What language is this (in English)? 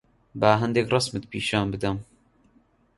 Central Kurdish